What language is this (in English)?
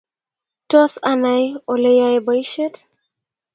Kalenjin